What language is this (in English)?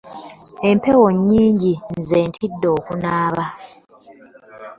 Ganda